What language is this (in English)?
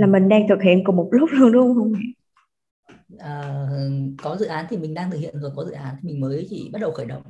Vietnamese